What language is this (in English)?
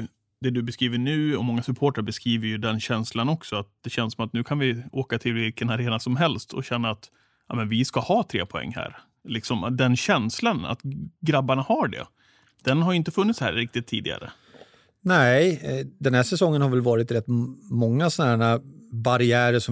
Swedish